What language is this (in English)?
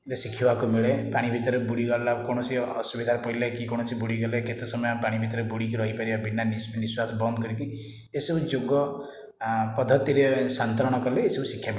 Odia